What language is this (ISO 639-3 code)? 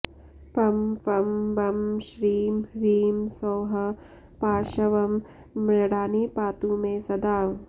san